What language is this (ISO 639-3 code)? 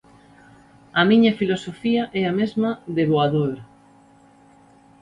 glg